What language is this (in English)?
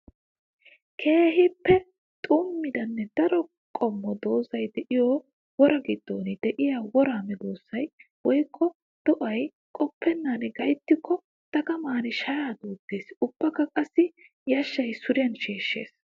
Wolaytta